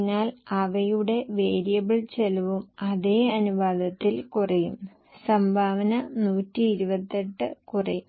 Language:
Malayalam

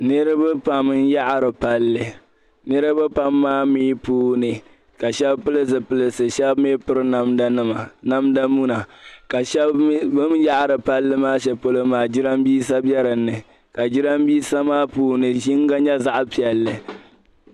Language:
Dagbani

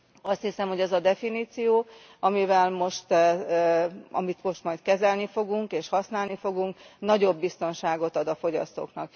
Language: Hungarian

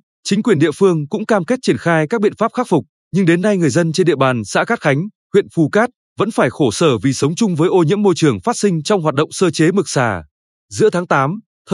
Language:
Vietnamese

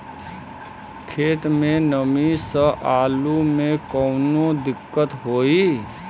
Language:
Bhojpuri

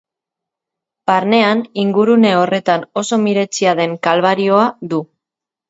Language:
Basque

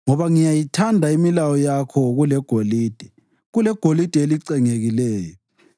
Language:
North Ndebele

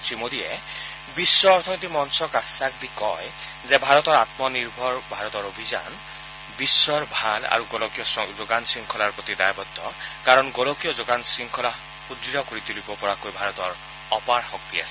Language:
Assamese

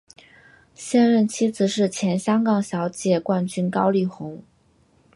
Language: Chinese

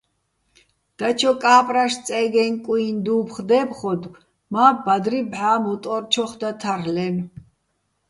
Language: Bats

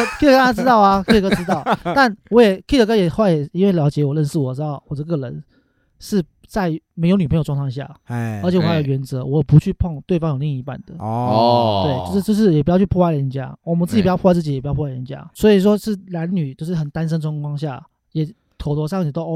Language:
Chinese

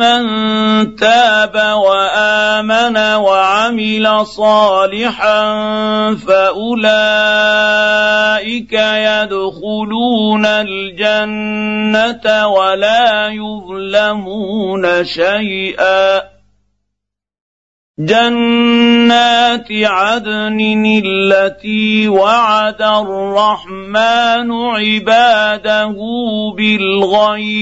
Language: Arabic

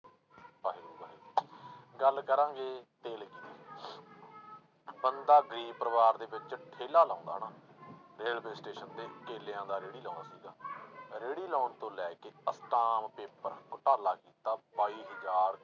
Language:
Punjabi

